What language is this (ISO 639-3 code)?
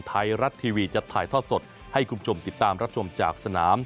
tha